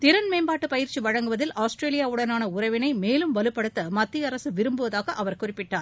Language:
Tamil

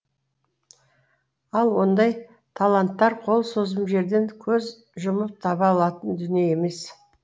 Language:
Kazakh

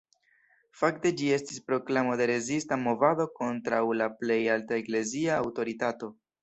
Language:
Esperanto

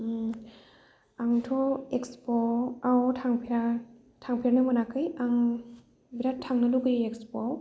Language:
Bodo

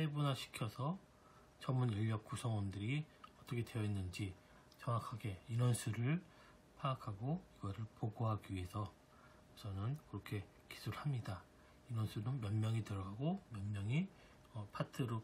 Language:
Korean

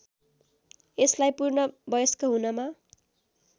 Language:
Nepali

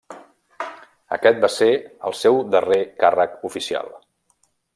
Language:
Catalan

